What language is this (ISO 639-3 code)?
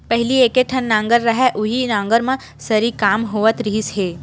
hne